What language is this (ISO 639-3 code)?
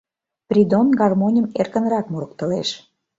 chm